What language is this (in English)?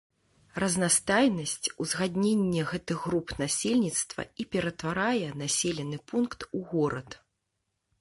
Belarusian